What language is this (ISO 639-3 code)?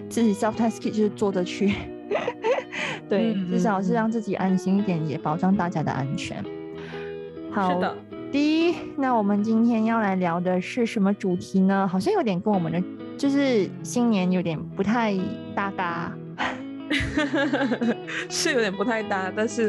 zho